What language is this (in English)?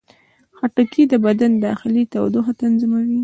Pashto